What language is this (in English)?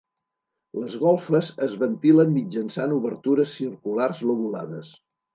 Catalan